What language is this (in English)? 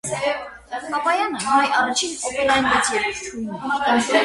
Armenian